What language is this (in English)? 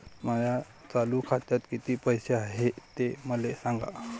Marathi